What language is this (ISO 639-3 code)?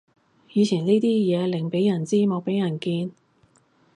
yue